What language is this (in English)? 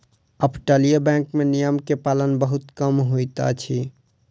Maithili